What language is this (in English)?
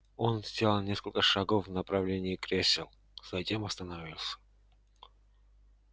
Russian